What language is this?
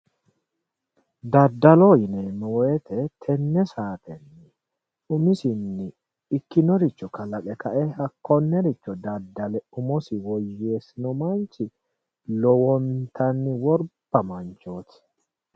Sidamo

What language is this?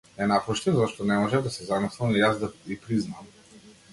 Macedonian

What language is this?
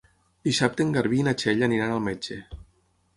Catalan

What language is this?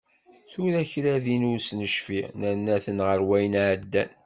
Kabyle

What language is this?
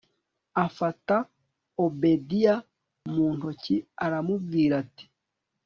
Kinyarwanda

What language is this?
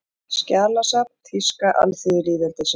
Icelandic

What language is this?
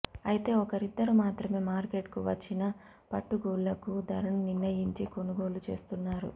Telugu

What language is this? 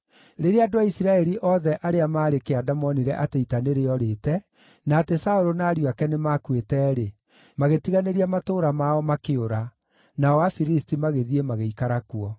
Kikuyu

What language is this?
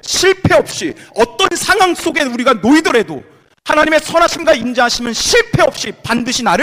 Korean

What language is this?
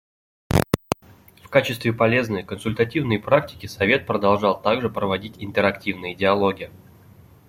Russian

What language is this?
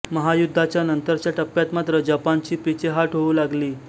Marathi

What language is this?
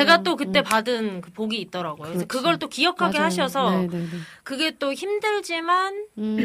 Korean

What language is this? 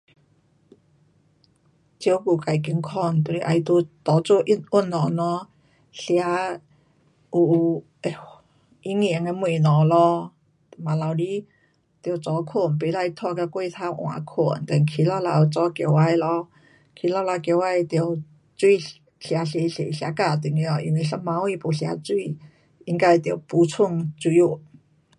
Pu-Xian Chinese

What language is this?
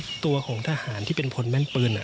Thai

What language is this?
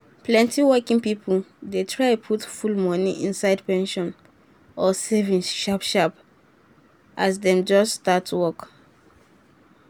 Nigerian Pidgin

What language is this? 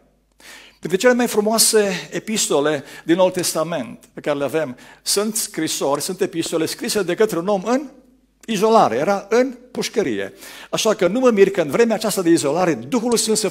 Romanian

